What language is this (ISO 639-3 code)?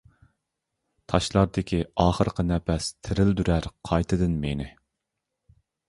uig